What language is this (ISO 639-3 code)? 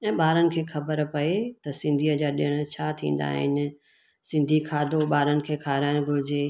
snd